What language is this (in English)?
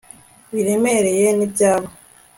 Kinyarwanda